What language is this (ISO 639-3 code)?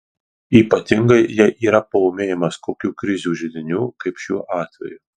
lit